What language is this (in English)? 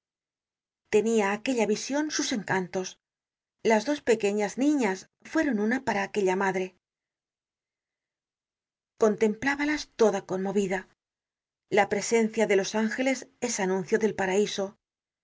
Spanish